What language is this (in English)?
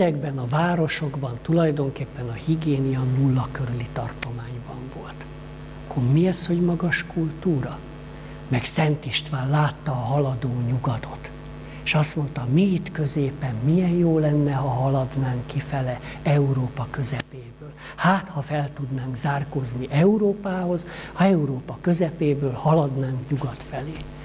Hungarian